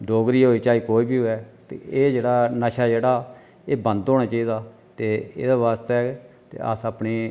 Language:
Dogri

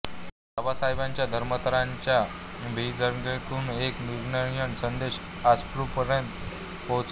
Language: Marathi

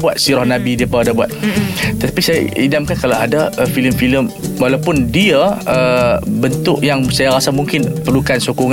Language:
Malay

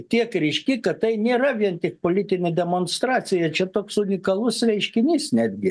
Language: Lithuanian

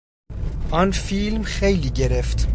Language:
Persian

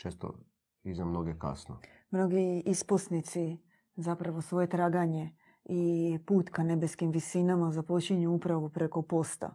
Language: Croatian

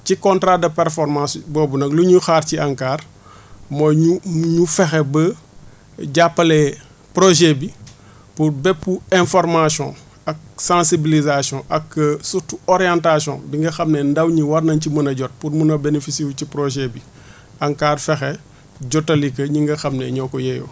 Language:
Wolof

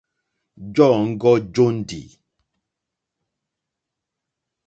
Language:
Mokpwe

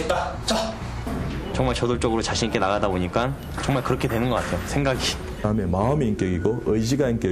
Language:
Korean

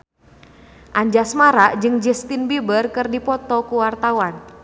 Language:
Sundanese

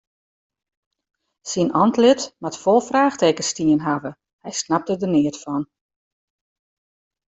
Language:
Western Frisian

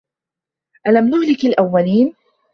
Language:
Arabic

